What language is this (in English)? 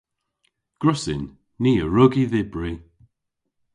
Cornish